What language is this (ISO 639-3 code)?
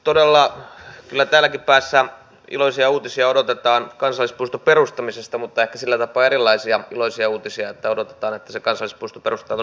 fin